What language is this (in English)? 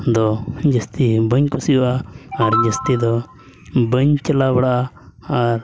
Santali